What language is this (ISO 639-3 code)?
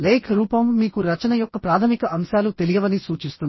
tel